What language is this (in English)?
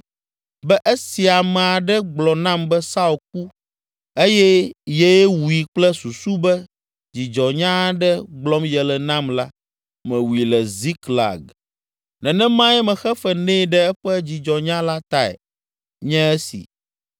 Ewe